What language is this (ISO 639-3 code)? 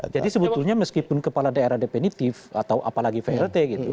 ind